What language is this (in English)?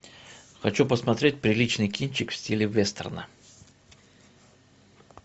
Russian